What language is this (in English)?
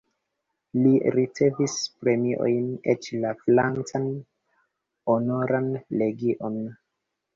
Esperanto